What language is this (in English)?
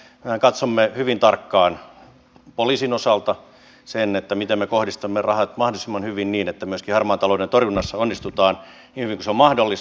Finnish